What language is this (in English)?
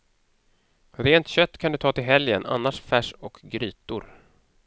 Swedish